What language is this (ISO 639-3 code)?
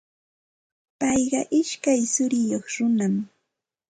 qxt